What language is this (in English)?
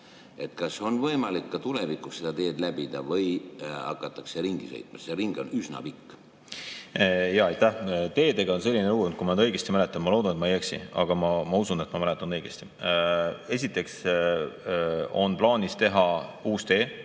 Estonian